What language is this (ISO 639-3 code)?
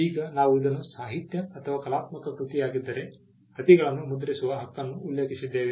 kan